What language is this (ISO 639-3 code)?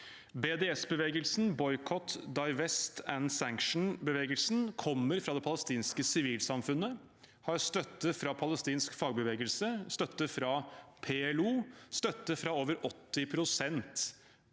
nor